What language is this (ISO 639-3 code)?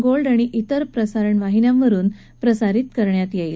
mar